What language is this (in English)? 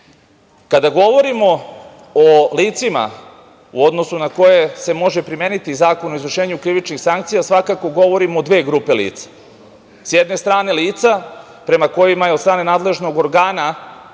Serbian